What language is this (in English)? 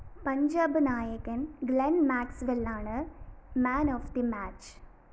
Malayalam